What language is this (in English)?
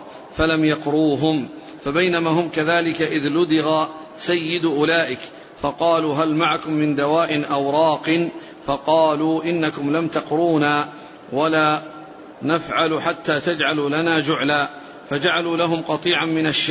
Arabic